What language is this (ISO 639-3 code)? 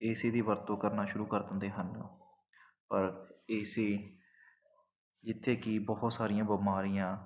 pan